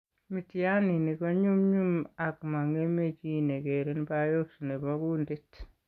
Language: Kalenjin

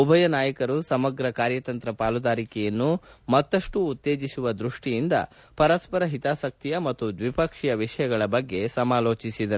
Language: Kannada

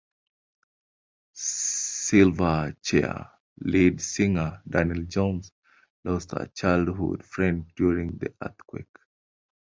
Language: English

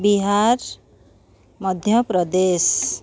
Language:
Odia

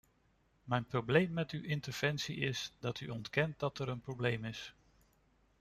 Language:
Dutch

